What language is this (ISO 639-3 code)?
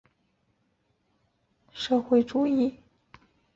zho